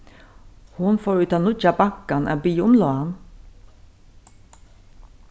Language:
Faroese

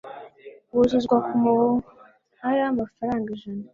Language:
Kinyarwanda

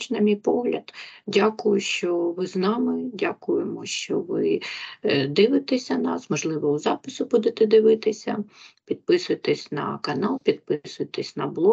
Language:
Ukrainian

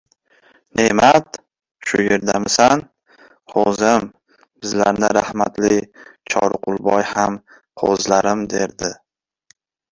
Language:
Uzbek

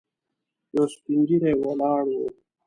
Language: Pashto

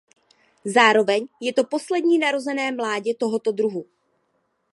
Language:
Czech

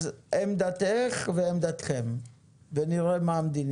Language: Hebrew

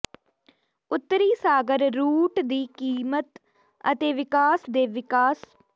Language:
Punjabi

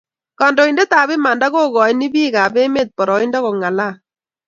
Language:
Kalenjin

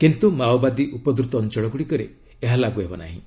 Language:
Odia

